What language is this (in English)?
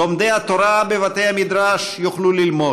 Hebrew